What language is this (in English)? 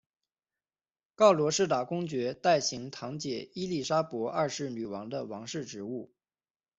Chinese